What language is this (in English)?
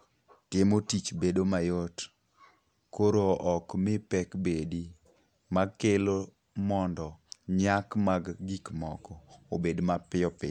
Luo (Kenya and Tanzania)